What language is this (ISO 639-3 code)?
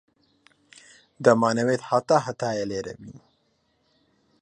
ckb